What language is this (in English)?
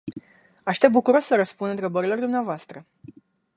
Romanian